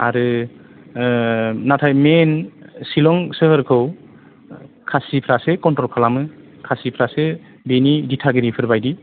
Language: Bodo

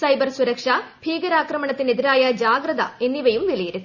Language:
Malayalam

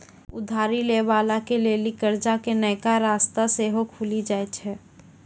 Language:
Maithili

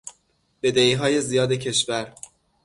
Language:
Persian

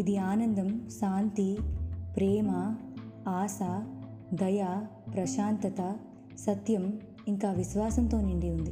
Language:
Telugu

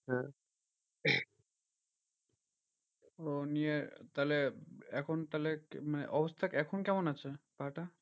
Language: Bangla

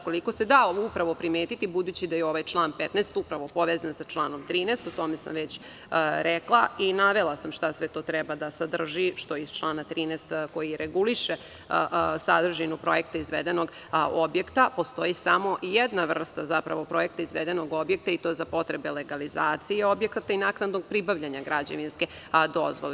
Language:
Serbian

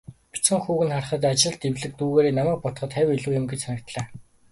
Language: Mongolian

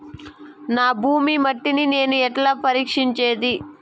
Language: Telugu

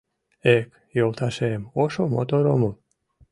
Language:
Mari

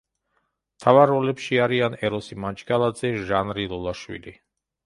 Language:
Georgian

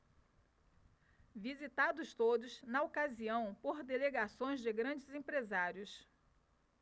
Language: Portuguese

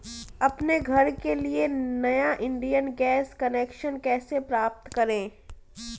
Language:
Hindi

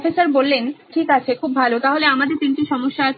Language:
Bangla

